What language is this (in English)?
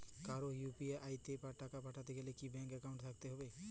Bangla